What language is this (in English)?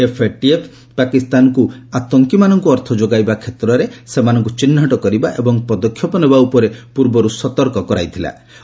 Odia